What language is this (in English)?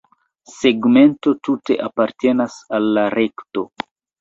Esperanto